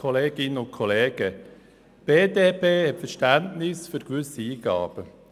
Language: Swiss German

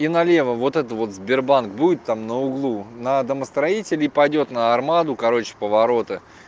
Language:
Russian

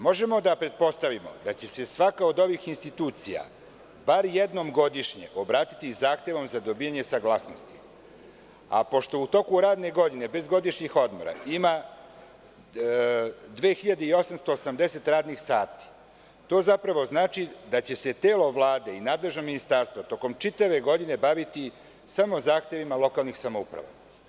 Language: Serbian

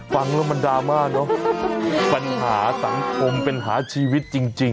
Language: Thai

